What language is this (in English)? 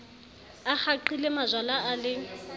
Southern Sotho